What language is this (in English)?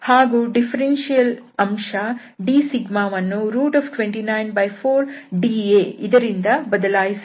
Kannada